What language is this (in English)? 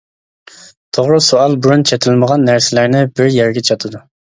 Uyghur